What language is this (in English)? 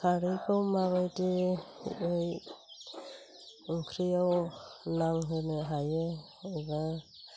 Bodo